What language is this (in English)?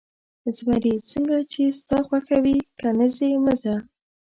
Pashto